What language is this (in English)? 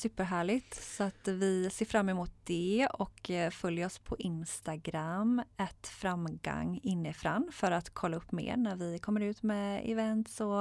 Swedish